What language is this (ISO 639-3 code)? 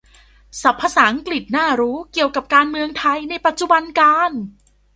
tha